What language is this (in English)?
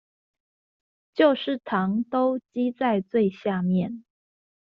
Chinese